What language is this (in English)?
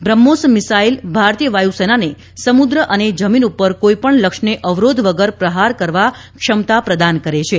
Gujarati